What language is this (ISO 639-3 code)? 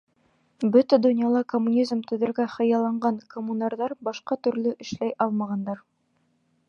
bak